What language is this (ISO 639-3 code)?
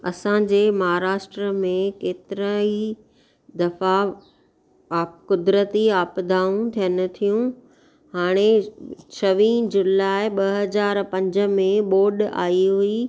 snd